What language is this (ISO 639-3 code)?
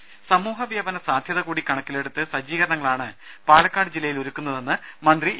mal